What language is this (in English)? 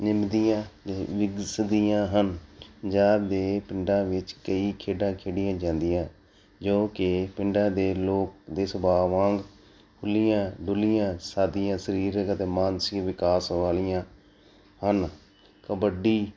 Punjabi